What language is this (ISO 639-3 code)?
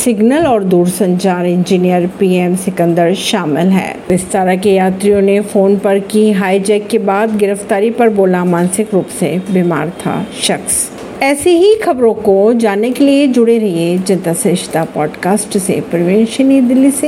hin